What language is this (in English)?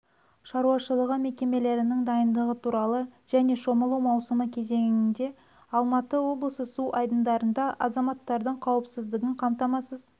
Kazakh